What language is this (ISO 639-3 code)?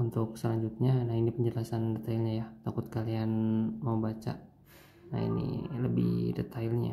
ind